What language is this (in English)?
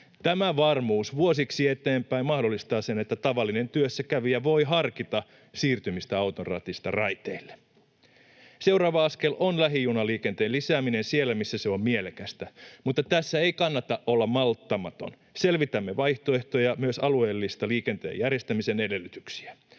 Finnish